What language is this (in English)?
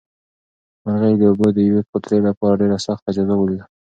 Pashto